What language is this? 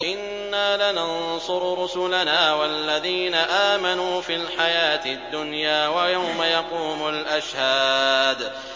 Arabic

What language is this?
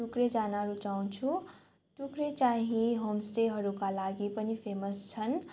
Nepali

